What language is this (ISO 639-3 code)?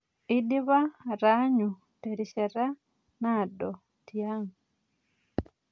mas